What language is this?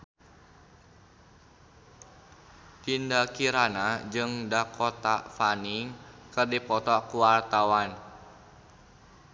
Sundanese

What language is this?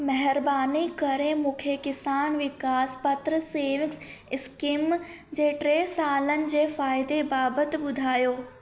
Sindhi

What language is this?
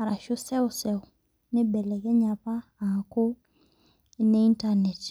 Masai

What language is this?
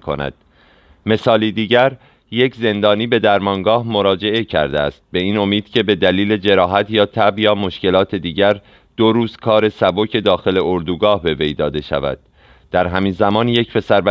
Persian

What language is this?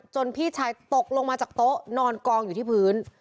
Thai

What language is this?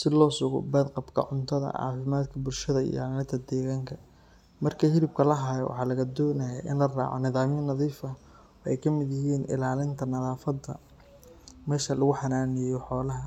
Somali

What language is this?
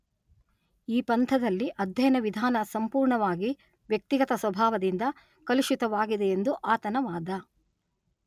Kannada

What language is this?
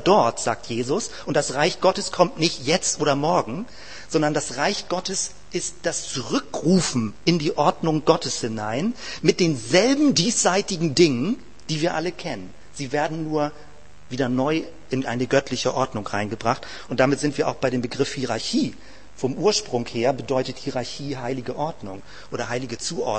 German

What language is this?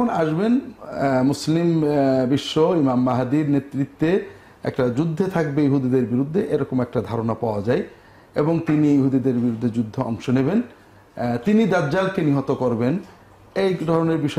Arabic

